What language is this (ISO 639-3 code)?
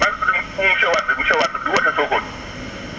wol